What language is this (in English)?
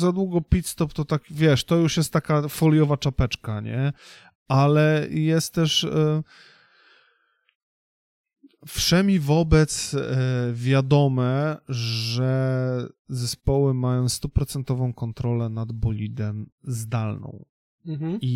Polish